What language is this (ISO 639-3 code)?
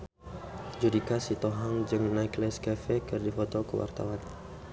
sun